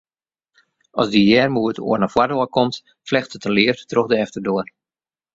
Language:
Western Frisian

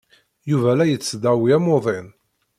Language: Kabyle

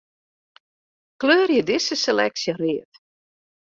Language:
Western Frisian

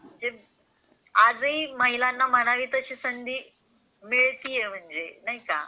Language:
Marathi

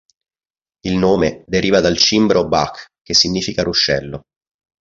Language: Italian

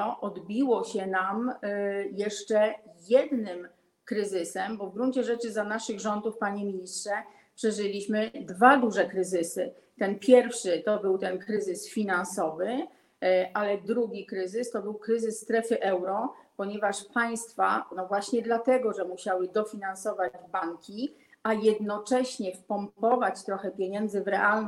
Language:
Polish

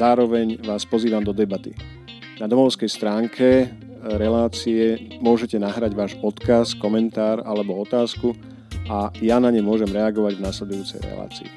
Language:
Slovak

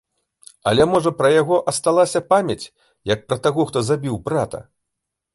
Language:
Belarusian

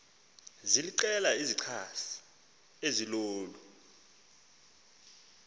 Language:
Xhosa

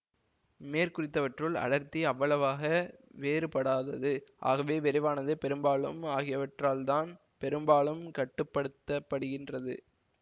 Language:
Tamil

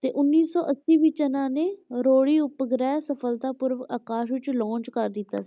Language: Punjabi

